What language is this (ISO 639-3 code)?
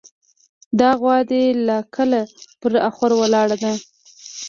pus